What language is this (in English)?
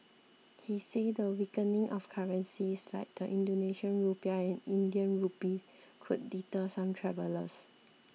English